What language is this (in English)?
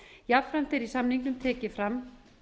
Icelandic